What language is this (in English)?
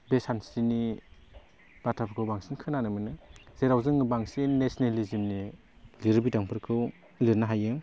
Bodo